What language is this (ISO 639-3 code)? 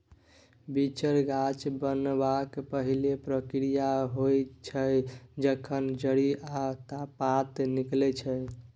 mai